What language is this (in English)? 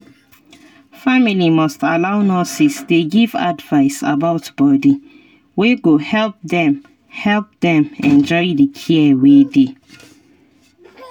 Nigerian Pidgin